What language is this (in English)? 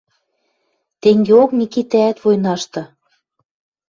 Western Mari